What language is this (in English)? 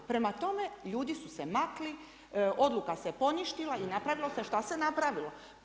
Croatian